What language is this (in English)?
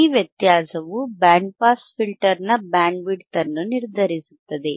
Kannada